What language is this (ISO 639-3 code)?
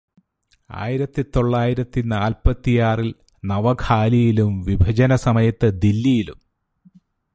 mal